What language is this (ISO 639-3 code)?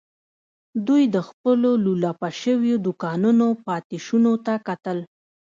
pus